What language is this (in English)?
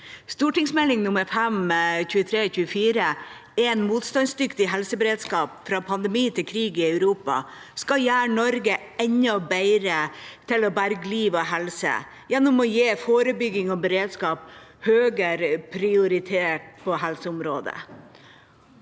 Norwegian